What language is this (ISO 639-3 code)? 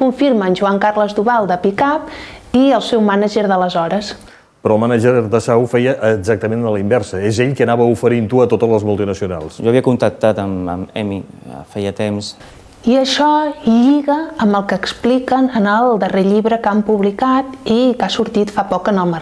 cat